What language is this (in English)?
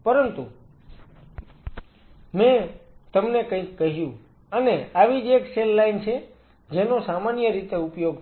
Gujarati